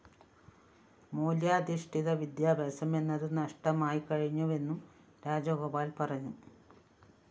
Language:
Malayalam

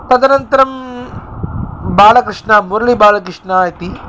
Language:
Sanskrit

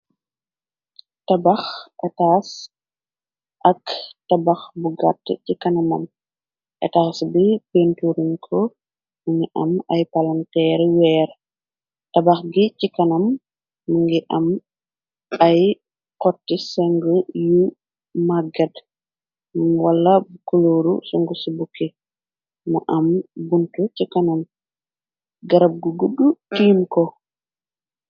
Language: Wolof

